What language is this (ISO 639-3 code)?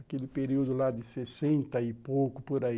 por